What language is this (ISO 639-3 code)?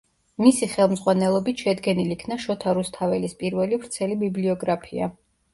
kat